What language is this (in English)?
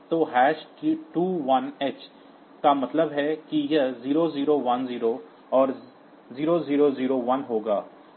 Hindi